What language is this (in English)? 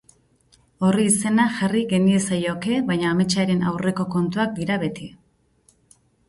Basque